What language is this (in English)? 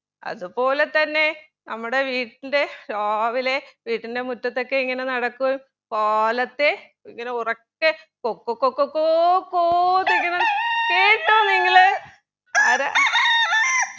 Malayalam